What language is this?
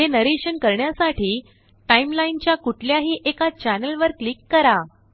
Marathi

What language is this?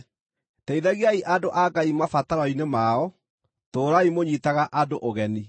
Kikuyu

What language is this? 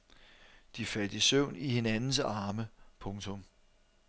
Danish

